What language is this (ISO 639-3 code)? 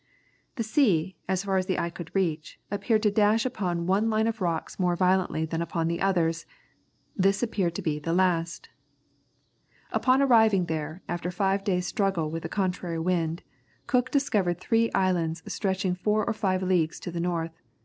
eng